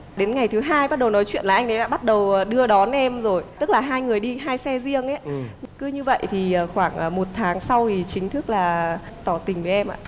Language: Vietnamese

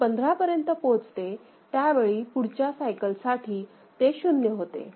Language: Marathi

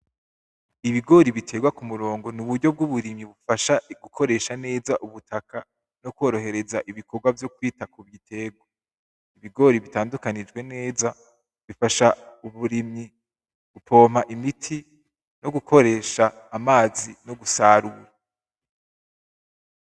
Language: Rundi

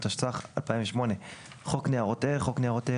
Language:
Hebrew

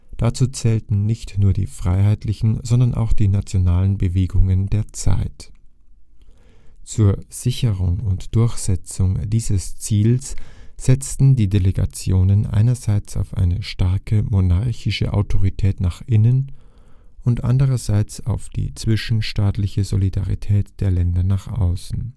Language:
German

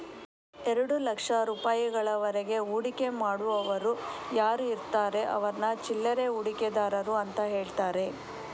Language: Kannada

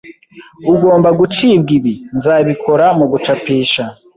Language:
Kinyarwanda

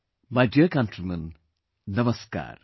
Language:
English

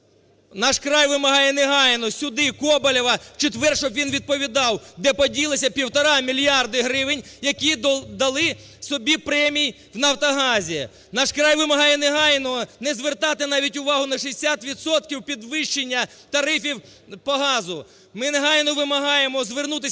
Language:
Ukrainian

